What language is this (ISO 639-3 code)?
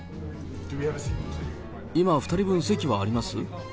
jpn